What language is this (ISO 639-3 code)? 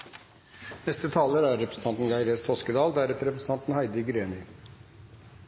nor